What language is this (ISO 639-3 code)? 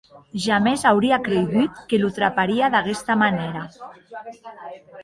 oci